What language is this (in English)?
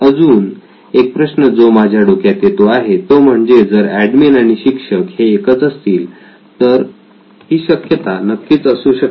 Marathi